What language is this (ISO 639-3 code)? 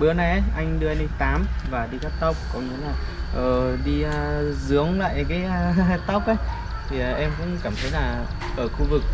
vie